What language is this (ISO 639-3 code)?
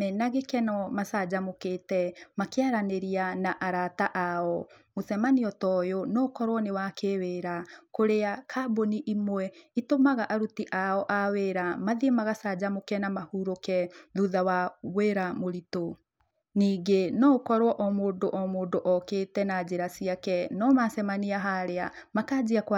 kik